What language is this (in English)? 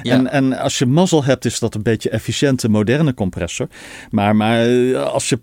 Dutch